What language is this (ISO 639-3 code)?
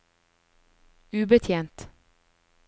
nor